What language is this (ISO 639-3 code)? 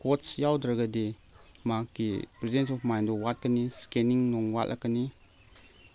mni